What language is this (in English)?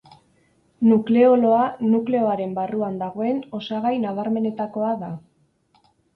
Basque